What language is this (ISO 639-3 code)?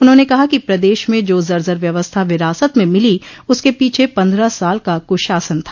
hin